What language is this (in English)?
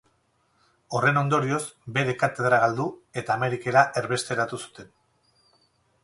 Basque